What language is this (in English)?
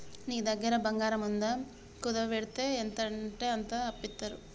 Telugu